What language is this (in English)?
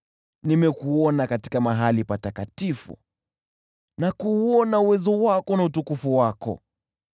Swahili